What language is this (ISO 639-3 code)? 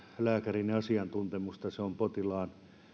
fin